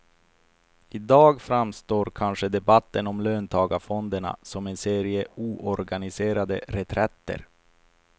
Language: Swedish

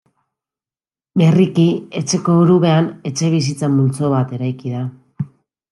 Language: Basque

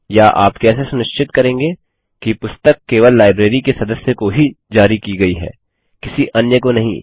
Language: Hindi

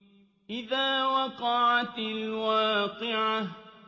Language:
Arabic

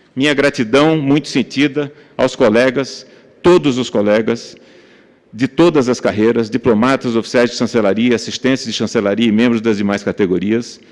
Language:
Portuguese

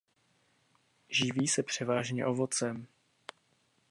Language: Czech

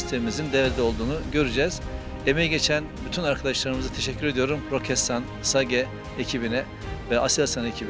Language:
Turkish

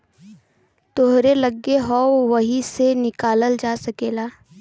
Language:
Bhojpuri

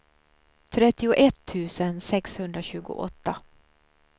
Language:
Swedish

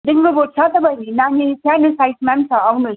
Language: Nepali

